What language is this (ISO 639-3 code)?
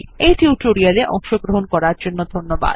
ben